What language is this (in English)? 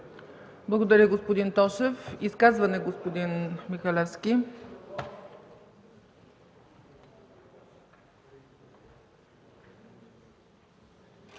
Bulgarian